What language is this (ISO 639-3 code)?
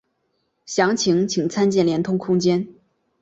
zho